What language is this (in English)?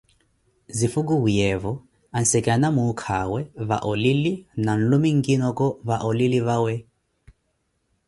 Koti